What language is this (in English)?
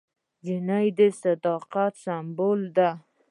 Pashto